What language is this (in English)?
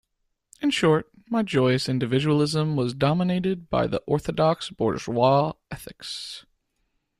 English